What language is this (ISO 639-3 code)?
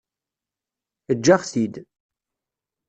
kab